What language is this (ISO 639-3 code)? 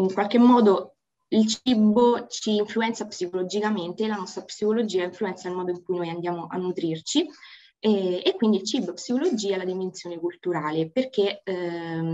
ita